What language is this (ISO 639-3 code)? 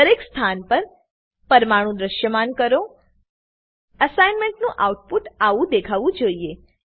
guj